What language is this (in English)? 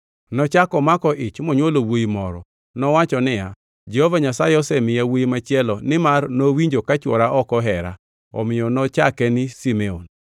Luo (Kenya and Tanzania)